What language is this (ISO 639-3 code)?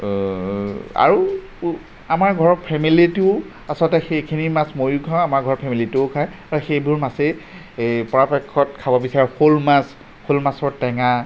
asm